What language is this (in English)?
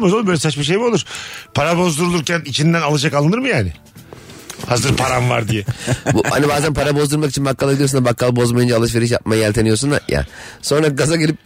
Turkish